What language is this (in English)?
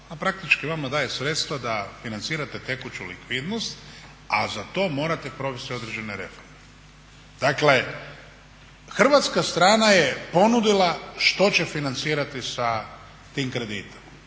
Croatian